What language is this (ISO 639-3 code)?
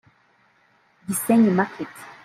kin